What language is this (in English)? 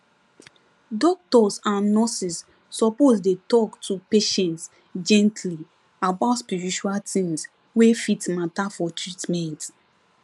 Nigerian Pidgin